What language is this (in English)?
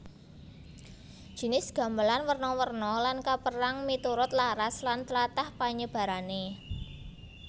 Javanese